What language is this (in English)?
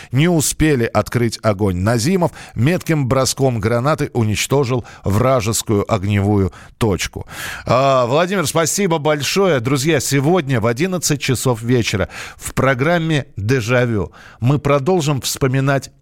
Russian